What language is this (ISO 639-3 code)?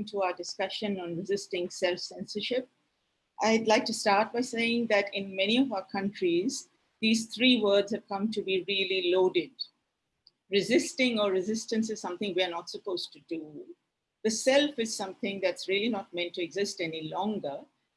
eng